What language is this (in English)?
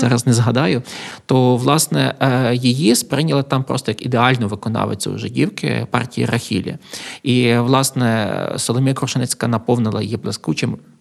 Ukrainian